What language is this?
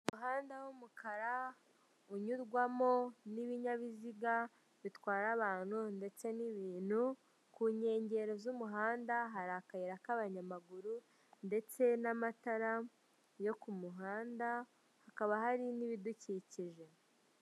Kinyarwanda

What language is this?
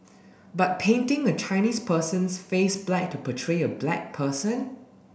English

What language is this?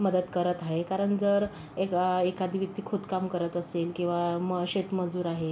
Marathi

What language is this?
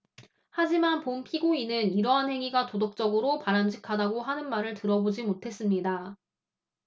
Korean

